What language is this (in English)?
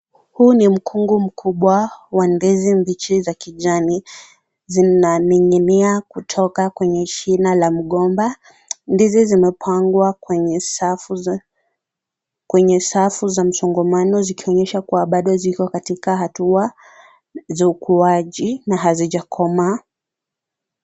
Swahili